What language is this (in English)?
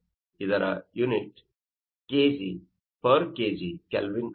Kannada